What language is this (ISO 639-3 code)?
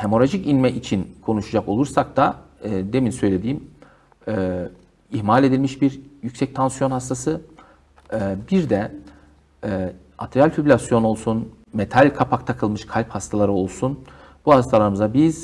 tur